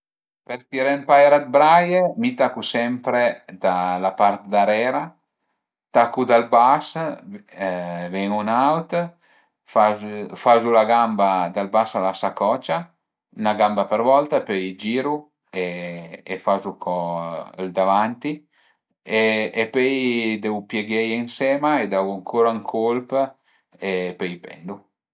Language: Piedmontese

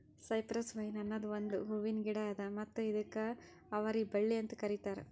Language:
Kannada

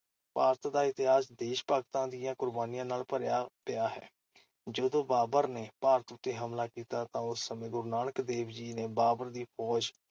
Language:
Punjabi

